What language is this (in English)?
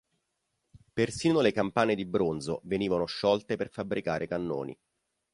Italian